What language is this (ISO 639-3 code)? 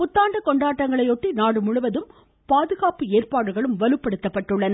tam